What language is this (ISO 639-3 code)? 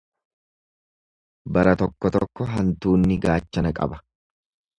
orm